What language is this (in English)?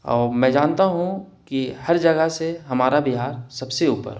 Urdu